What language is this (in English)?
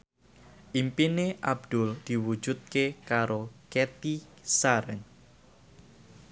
Javanese